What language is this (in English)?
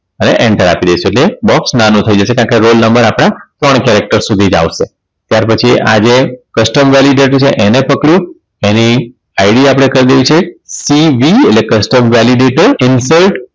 Gujarati